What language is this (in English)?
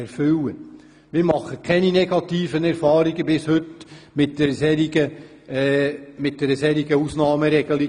Swiss German